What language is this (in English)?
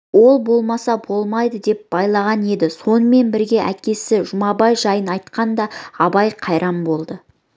Kazakh